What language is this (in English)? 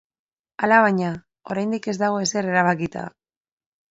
Basque